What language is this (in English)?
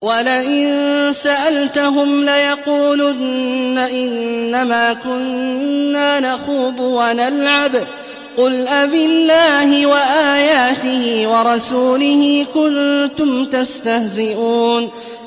Arabic